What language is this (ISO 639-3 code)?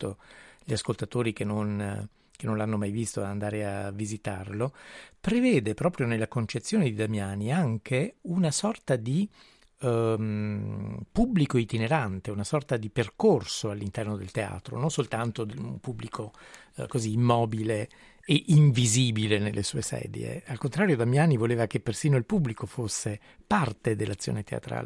ita